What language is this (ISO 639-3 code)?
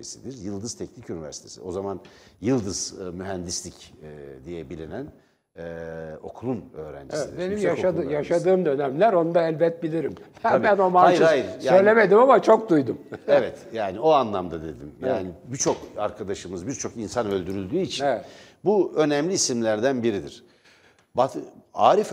tur